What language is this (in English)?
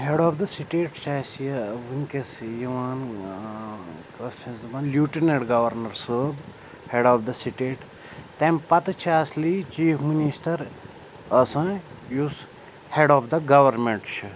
Kashmiri